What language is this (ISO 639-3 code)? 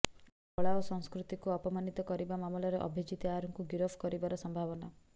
ori